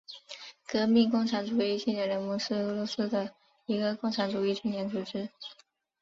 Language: Chinese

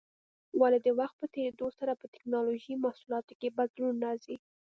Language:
Pashto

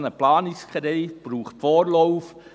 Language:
Swiss German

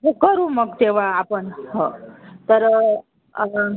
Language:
Marathi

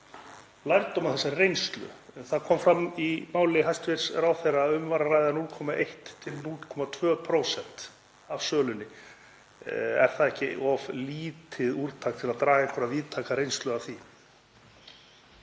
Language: Icelandic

